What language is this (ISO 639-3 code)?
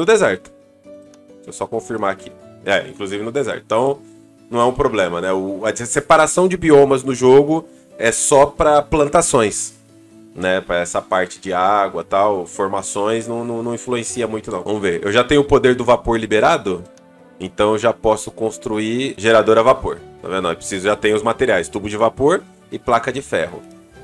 por